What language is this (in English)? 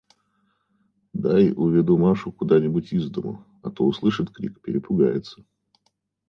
Russian